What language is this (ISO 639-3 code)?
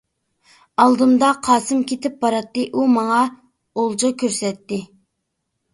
uig